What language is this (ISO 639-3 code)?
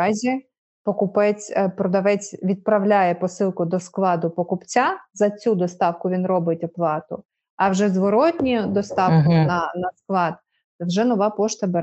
ukr